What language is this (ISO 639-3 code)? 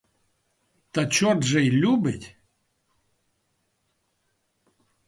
ukr